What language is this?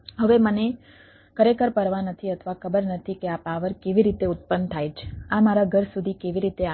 Gujarati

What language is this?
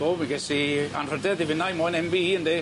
Welsh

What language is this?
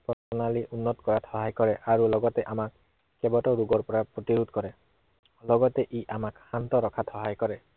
Assamese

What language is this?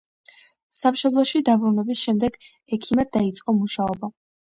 Georgian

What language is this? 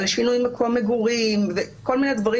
Hebrew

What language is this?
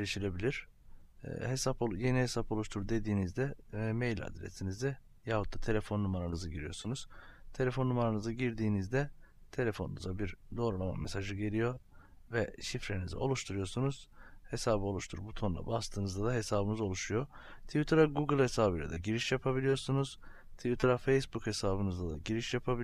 Turkish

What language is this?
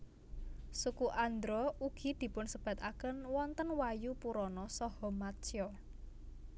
Javanese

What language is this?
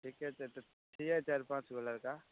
Maithili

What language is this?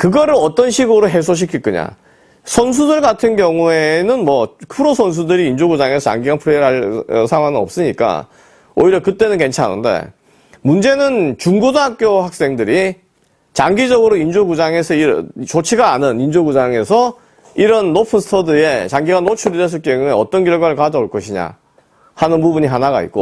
Korean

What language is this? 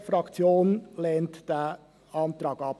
Swiss German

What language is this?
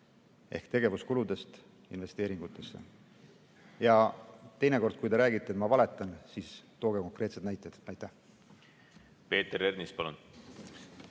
Estonian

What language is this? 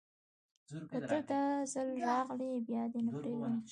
Pashto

